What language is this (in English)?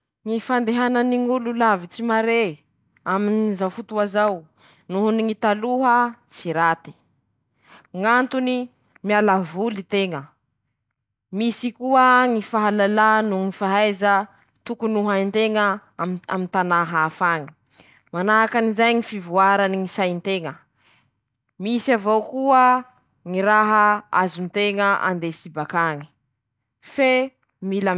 Masikoro Malagasy